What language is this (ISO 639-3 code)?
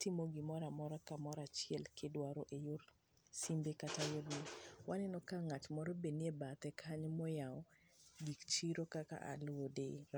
luo